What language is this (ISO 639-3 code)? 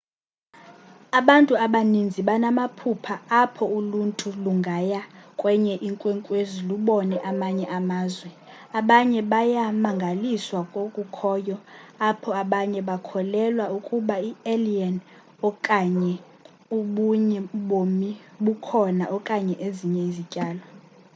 xho